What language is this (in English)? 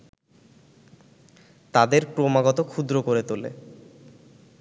Bangla